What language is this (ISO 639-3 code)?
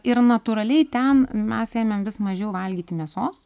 lit